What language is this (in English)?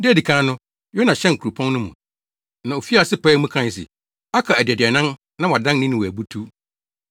Akan